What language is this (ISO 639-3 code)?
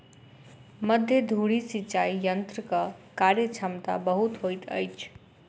mai